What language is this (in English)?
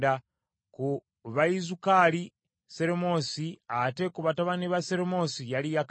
Ganda